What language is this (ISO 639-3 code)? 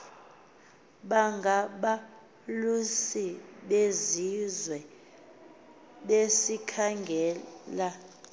xho